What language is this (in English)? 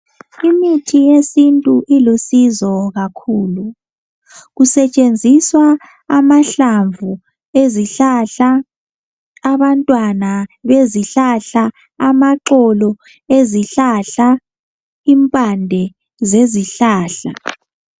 North Ndebele